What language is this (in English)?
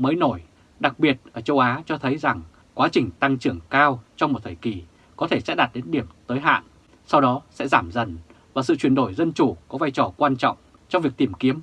Vietnamese